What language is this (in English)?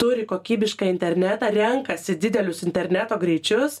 Lithuanian